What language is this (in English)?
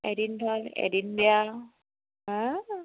Assamese